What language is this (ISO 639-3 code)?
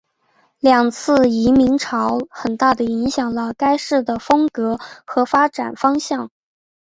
zho